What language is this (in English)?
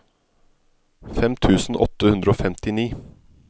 Norwegian